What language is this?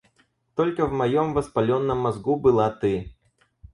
Russian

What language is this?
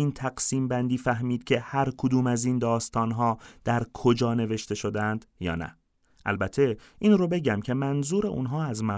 Persian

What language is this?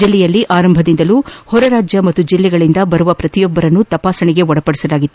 Kannada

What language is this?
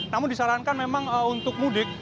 Indonesian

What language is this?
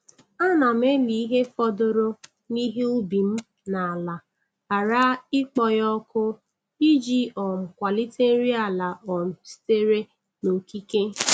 Igbo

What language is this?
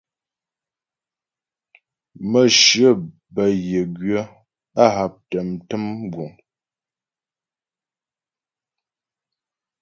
Ghomala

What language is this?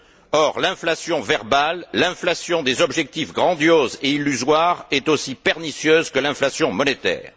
French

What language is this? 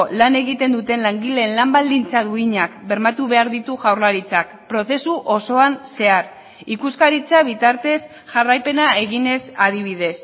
Basque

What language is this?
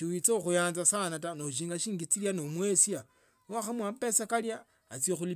Tsotso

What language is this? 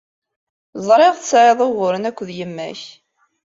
Kabyle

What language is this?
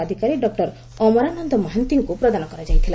Odia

